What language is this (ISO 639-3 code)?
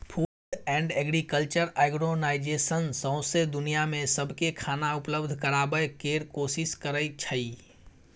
mai